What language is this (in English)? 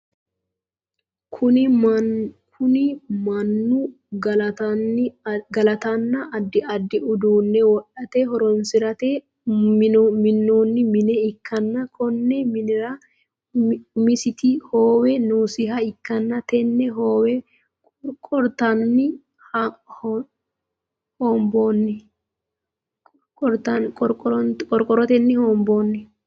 Sidamo